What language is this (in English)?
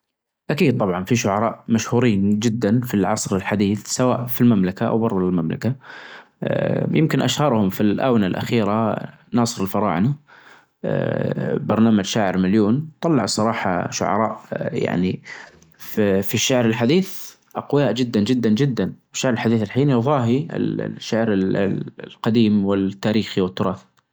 Najdi Arabic